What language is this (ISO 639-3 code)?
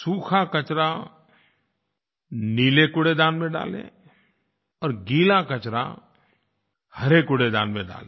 hin